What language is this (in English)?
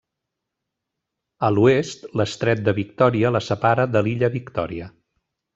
Catalan